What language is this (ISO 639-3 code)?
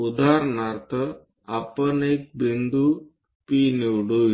mar